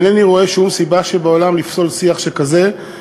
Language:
Hebrew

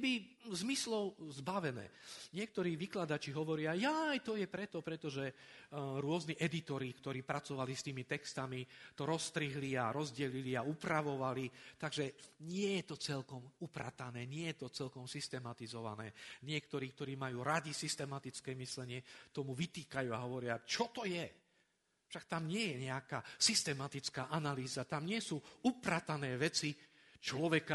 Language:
Slovak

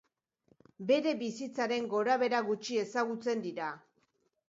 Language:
Basque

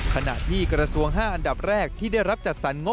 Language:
Thai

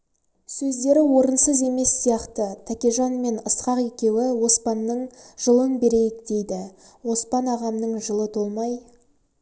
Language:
Kazakh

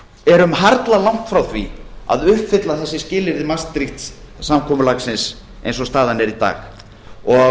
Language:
Icelandic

